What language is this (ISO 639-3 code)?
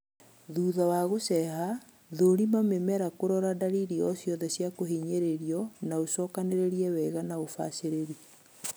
kik